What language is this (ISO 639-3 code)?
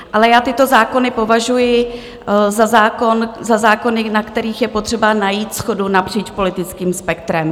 ces